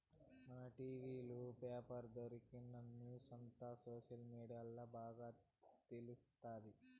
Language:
Telugu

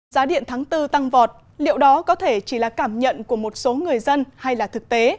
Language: Vietnamese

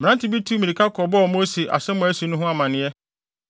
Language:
Akan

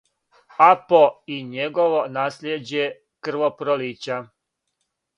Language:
Serbian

